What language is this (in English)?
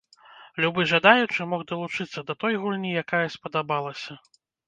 Belarusian